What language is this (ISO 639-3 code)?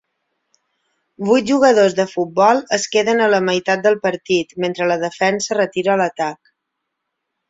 cat